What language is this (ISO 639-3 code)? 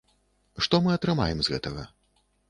bel